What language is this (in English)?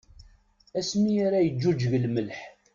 Kabyle